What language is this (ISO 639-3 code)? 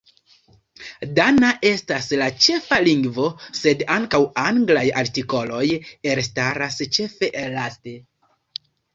epo